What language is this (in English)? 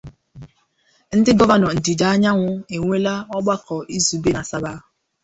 Igbo